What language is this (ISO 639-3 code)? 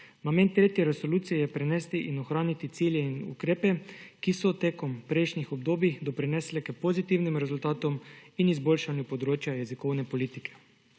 slv